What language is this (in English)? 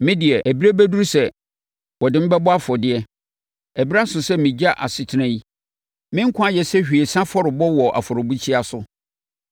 Akan